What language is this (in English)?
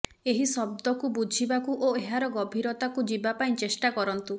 Odia